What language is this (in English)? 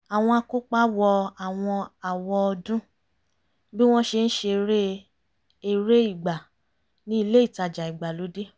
Yoruba